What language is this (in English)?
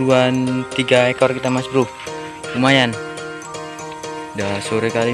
Indonesian